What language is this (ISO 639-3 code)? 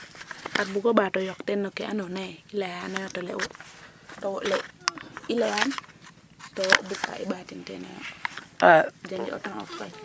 srr